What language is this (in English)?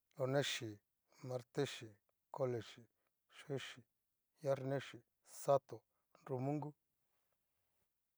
Cacaloxtepec Mixtec